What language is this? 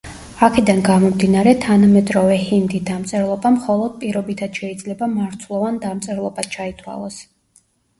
Georgian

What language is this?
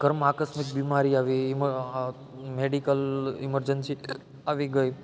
Gujarati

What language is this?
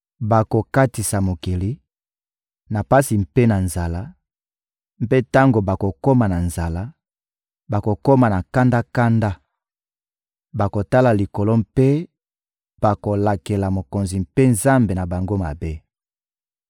Lingala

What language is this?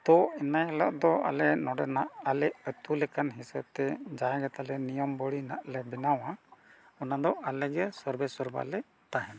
Santali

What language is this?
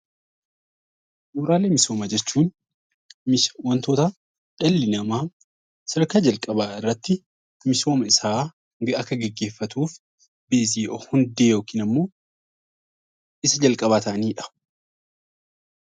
Oromo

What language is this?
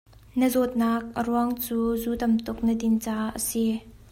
Hakha Chin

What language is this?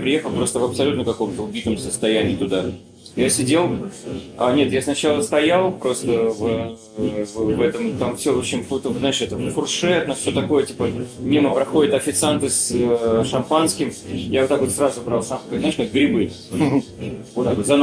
Russian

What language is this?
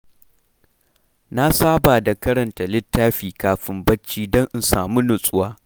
Hausa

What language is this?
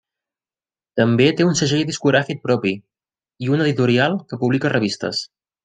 Catalan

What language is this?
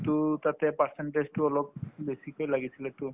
Assamese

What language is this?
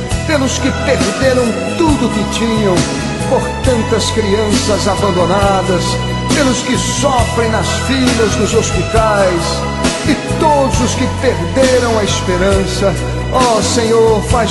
Portuguese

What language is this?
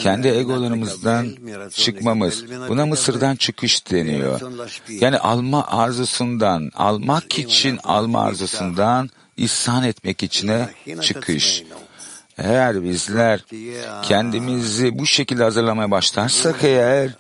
Turkish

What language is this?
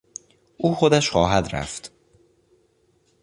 Persian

